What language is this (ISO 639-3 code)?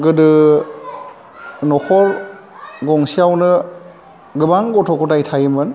brx